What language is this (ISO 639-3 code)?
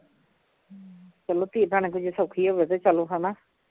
pan